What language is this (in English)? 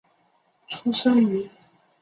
Chinese